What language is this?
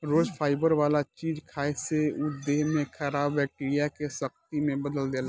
Bhojpuri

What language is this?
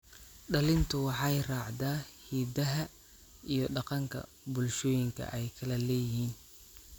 Somali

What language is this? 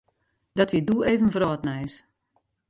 Western Frisian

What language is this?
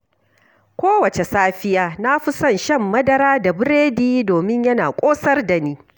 Hausa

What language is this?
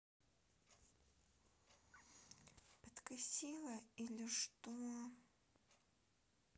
Russian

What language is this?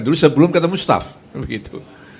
Indonesian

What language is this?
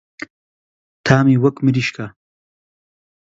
Central Kurdish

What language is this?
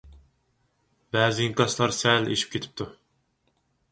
Uyghur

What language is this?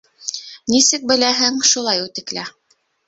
Bashkir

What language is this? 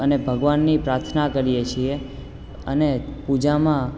Gujarati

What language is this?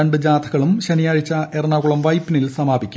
Malayalam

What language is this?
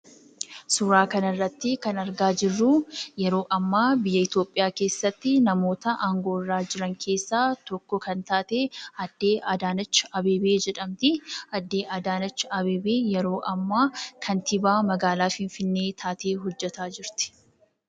Oromo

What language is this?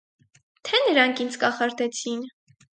Armenian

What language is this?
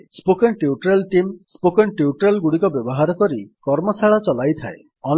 Odia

